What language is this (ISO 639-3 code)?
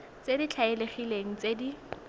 tsn